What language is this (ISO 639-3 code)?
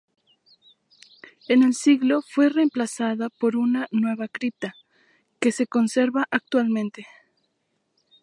spa